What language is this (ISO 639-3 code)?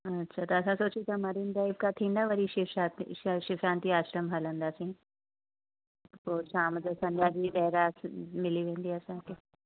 snd